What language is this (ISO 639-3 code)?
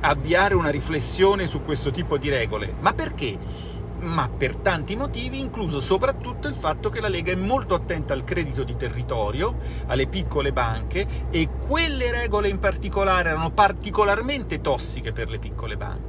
ita